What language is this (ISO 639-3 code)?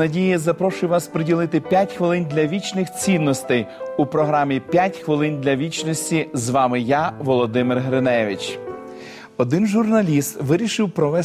ukr